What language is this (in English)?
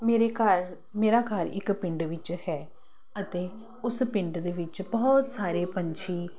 Punjabi